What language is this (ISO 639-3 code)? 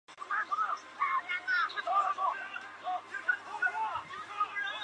zho